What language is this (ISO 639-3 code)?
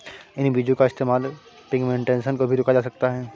hin